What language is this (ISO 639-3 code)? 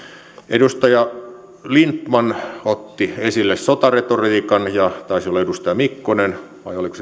fin